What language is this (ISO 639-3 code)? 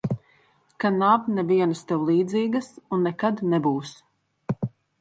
lav